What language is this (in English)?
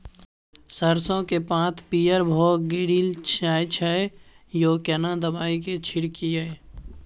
Maithili